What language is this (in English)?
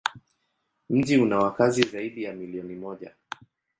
Swahili